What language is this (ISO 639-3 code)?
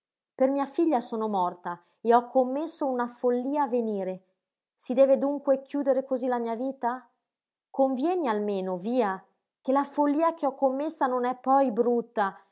ita